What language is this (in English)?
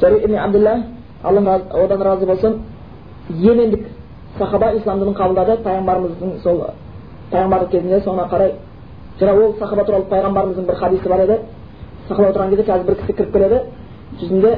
Bulgarian